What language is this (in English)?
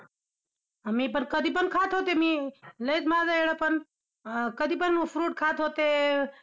Marathi